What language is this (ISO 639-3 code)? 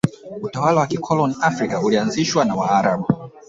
swa